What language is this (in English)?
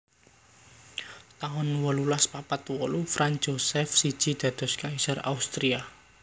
Javanese